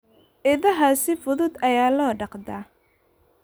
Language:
Somali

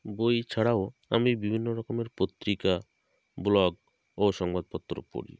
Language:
Bangla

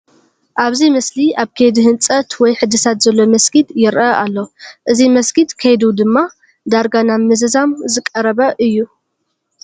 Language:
Tigrinya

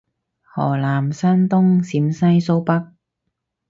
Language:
Cantonese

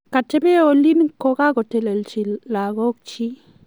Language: Kalenjin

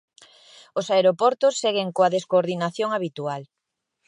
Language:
Galician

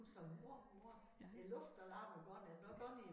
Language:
Danish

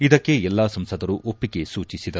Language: Kannada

